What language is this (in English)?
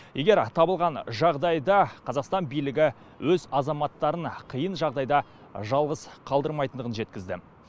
Kazakh